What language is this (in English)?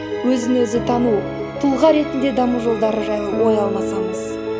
Kazakh